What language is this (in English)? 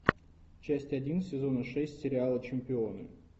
Russian